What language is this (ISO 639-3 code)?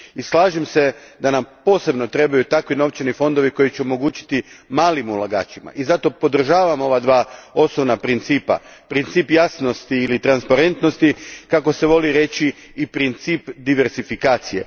hrv